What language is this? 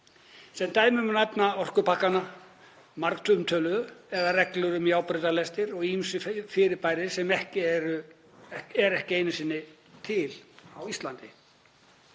Icelandic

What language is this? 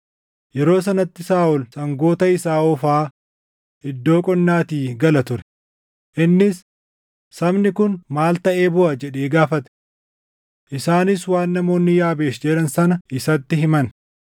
Oromo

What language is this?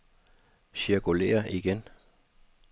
Danish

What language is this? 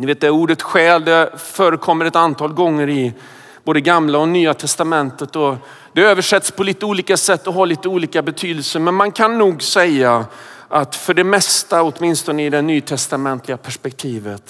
Swedish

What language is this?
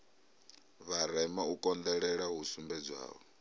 Venda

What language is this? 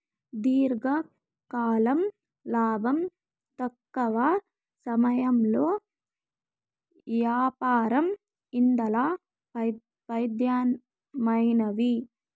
Telugu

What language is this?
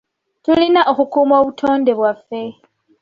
Ganda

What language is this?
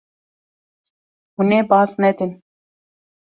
Kurdish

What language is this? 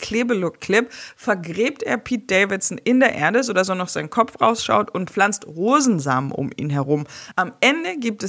German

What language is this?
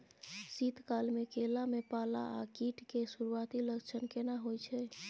Maithili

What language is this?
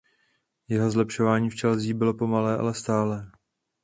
Czech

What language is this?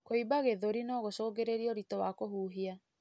Kikuyu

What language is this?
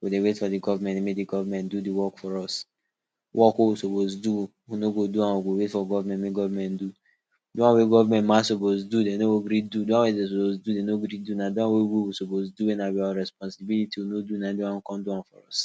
Nigerian Pidgin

